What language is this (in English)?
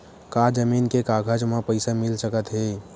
Chhattisgarhi